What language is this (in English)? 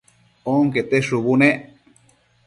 Matsés